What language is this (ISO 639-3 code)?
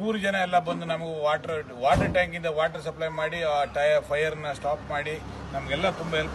ara